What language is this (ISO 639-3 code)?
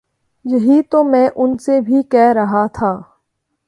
urd